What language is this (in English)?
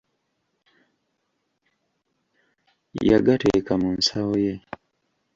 Ganda